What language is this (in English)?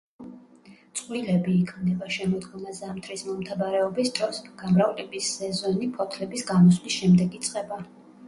Georgian